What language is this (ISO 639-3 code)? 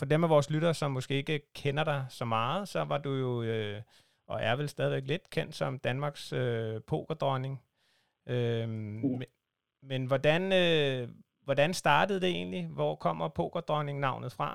dan